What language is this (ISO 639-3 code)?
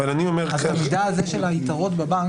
heb